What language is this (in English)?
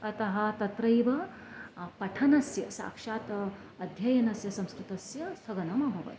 Sanskrit